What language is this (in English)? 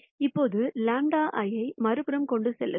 Tamil